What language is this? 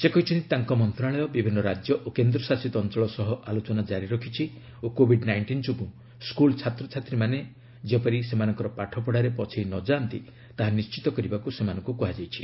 Odia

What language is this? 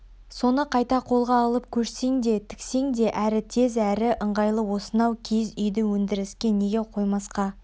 Kazakh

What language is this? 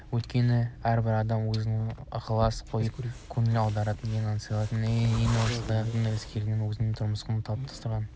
Kazakh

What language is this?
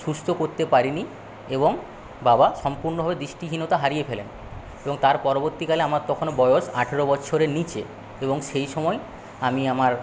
Bangla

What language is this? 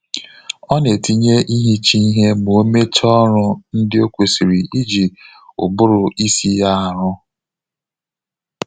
Igbo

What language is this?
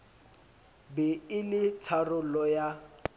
Southern Sotho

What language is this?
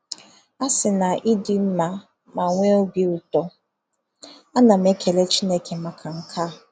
Igbo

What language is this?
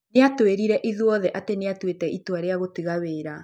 Kikuyu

